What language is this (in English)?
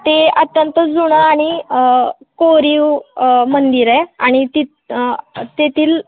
Marathi